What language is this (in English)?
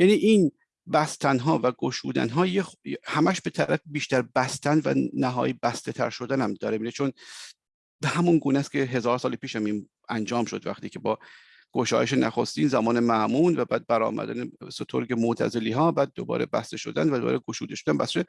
Persian